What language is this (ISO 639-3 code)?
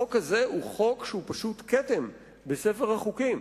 heb